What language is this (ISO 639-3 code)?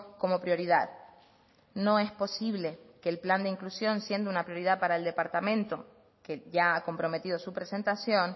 spa